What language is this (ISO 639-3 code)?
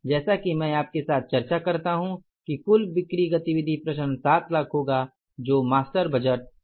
hin